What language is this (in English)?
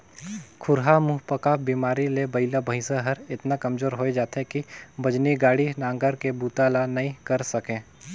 Chhattisgarhi